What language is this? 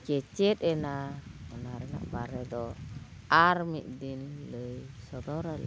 Santali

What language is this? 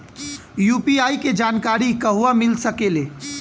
Bhojpuri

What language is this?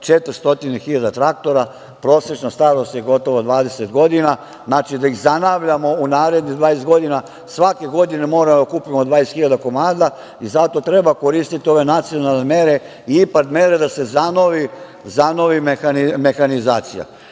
Serbian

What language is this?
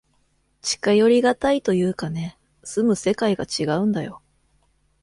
Japanese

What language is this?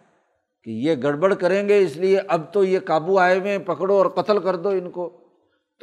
Urdu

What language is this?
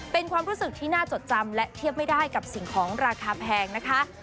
Thai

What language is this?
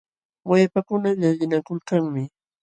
Jauja Wanca Quechua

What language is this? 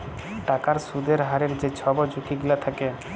Bangla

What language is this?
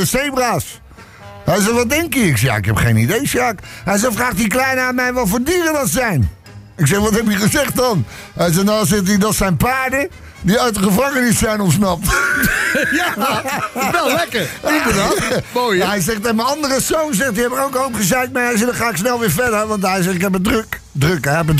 Dutch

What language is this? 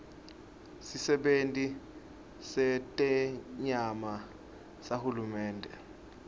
Swati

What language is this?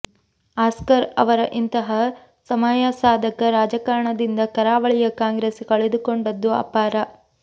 Kannada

